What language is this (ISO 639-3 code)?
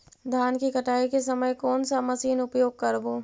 mag